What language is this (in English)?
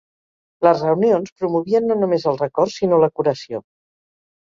Catalan